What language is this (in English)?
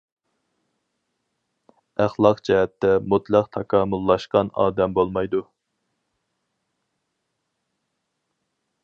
Uyghur